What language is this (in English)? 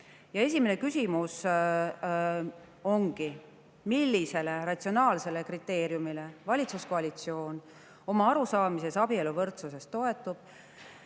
Estonian